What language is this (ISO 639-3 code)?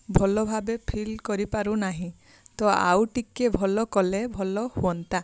ori